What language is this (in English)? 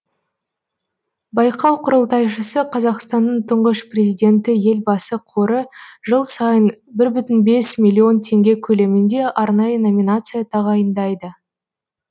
Kazakh